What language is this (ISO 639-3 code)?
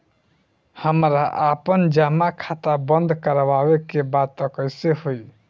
bho